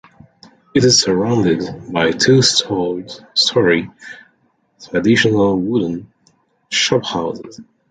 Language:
English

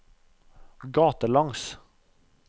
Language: Norwegian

